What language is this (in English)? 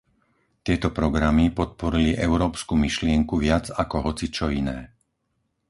Slovak